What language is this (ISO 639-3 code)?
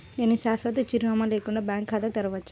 tel